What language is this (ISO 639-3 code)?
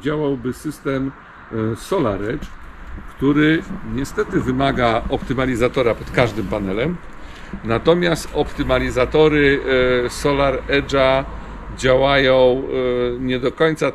pol